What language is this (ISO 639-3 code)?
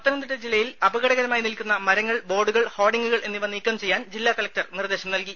mal